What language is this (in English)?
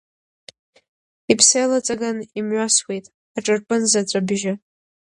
Abkhazian